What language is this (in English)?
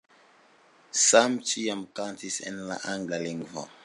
Esperanto